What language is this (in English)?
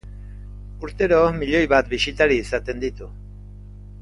Basque